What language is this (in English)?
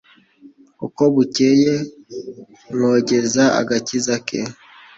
Kinyarwanda